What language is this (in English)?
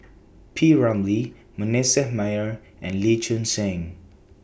English